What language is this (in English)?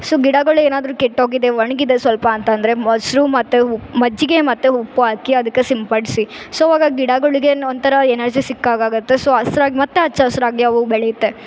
Kannada